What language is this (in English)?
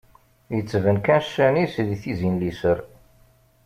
Kabyle